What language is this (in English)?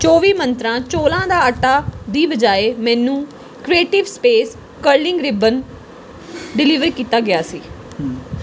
Punjabi